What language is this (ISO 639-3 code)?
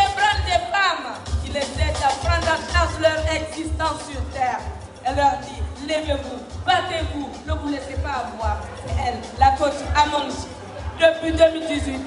fra